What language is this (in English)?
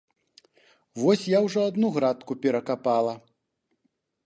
Belarusian